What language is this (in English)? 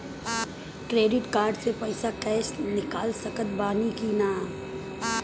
Bhojpuri